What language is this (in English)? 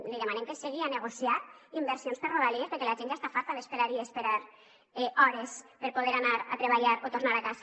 Catalan